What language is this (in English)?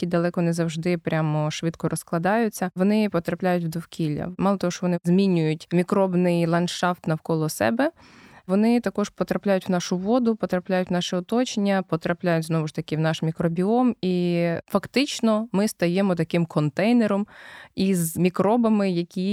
Ukrainian